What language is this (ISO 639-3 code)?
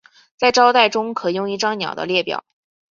zho